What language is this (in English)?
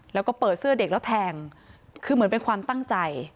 Thai